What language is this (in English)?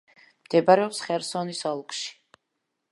Georgian